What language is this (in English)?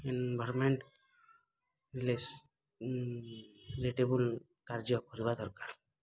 Odia